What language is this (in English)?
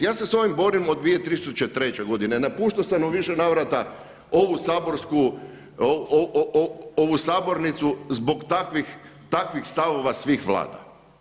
Croatian